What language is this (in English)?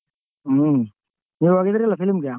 Kannada